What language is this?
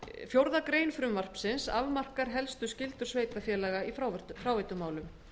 Icelandic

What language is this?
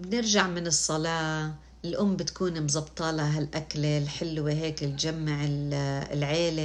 Arabic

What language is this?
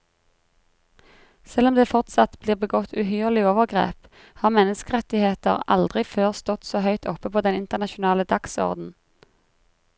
Norwegian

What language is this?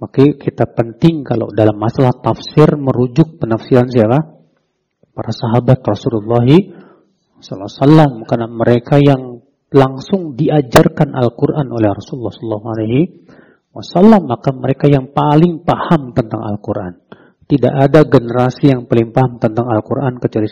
Indonesian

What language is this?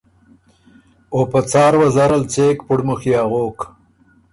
Ormuri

